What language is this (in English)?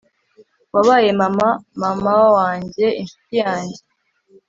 Kinyarwanda